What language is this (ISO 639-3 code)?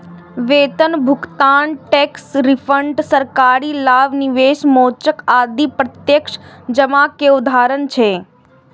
mai